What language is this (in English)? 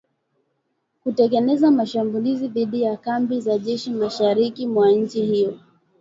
Swahili